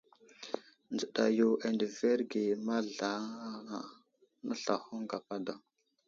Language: Wuzlam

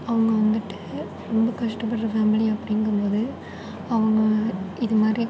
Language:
Tamil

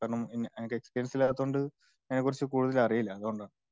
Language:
Malayalam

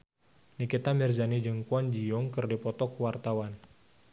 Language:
Sundanese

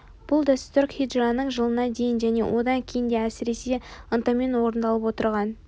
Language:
Kazakh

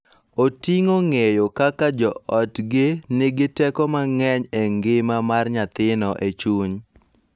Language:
Luo (Kenya and Tanzania)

